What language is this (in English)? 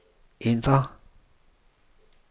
Danish